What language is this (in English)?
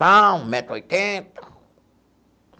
Portuguese